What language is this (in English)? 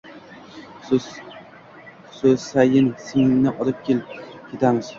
Uzbek